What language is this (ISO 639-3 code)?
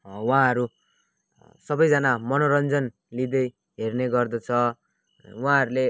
nep